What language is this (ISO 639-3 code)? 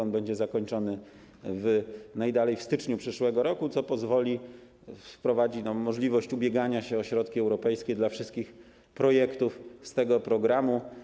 pol